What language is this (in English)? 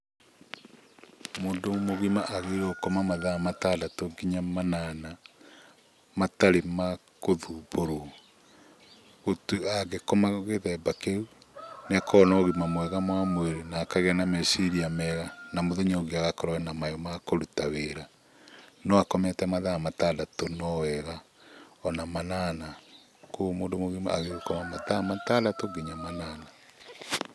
Kikuyu